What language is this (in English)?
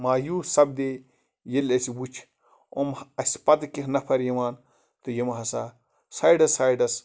Kashmiri